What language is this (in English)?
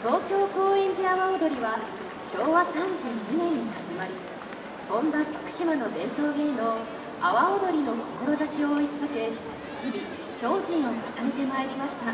Japanese